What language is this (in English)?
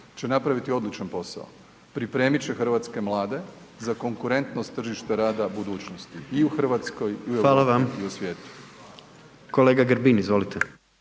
Croatian